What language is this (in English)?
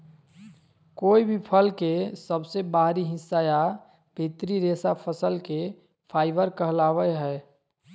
Magahi